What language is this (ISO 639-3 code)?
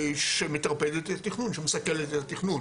heb